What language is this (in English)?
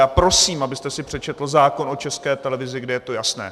Czech